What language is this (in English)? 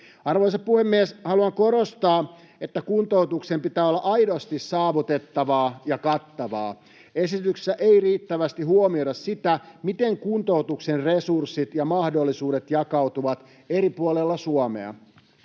Finnish